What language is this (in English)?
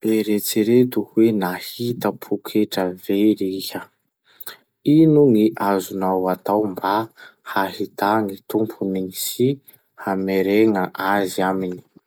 Masikoro Malagasy